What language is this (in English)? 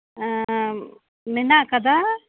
Santali